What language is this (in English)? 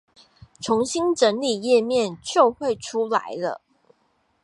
Chinese